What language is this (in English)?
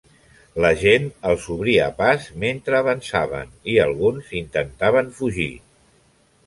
Catalan